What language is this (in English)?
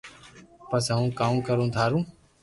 Loarki